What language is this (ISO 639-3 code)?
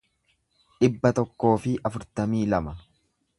orm